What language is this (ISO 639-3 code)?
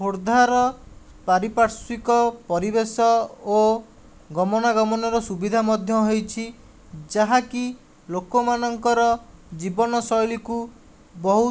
ori